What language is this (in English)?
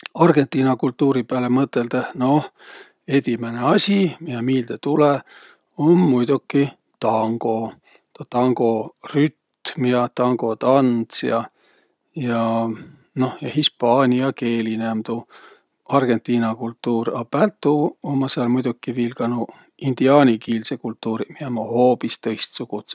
Võro